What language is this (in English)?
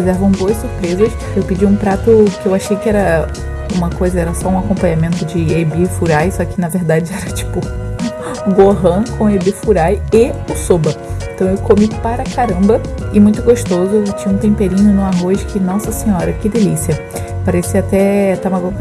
Portuguese